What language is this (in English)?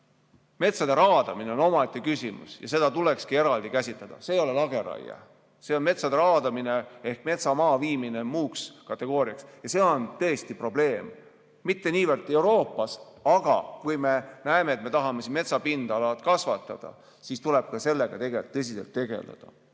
Estonian